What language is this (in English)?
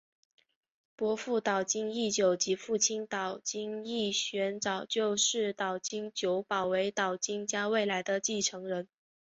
Chinese